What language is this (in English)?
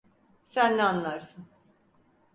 Turkish